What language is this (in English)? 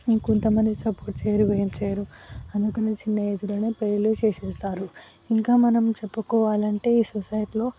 Telugu